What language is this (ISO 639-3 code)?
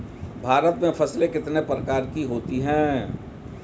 hin